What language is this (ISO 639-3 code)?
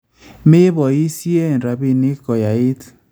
kln